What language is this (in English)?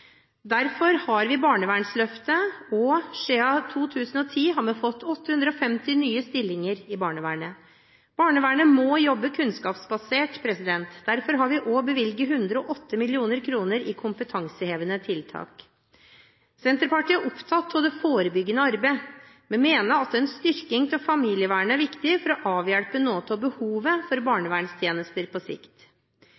Norwegian Bokmål